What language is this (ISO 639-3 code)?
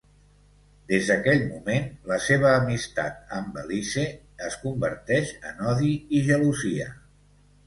cat